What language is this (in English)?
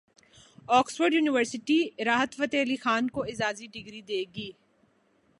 Urdu